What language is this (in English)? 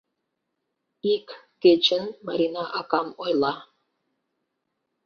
Mari